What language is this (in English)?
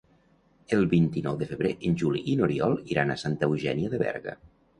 Catalan